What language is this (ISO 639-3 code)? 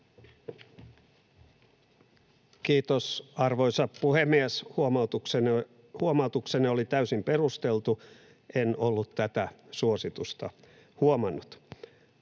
fin